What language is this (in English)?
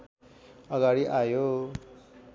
Nepali